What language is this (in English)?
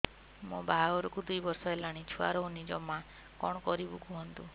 Odia